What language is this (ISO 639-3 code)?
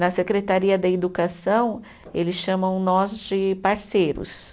por